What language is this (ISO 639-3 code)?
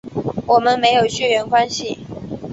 zho